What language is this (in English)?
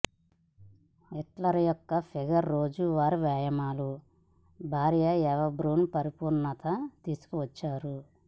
Telugu